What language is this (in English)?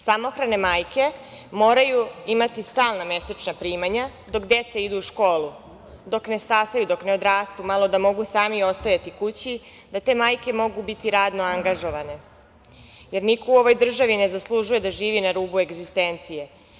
Serbian